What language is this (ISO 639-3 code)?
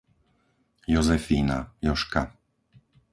slk